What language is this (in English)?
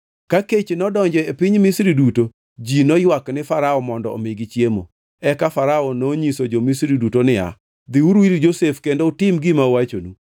Luo (Kenya and Tanzania)